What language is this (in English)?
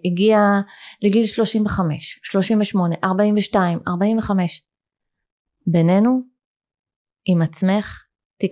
Hebrew